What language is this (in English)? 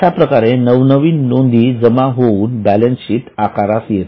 Marathi